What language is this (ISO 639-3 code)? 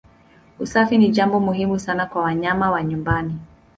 swa